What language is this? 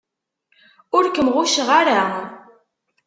Kabyle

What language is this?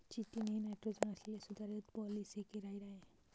Marathi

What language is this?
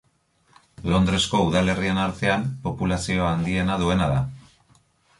Basque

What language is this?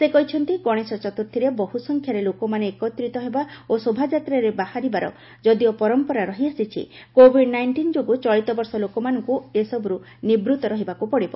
Odia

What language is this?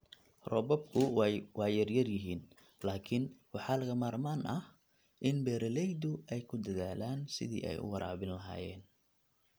Somali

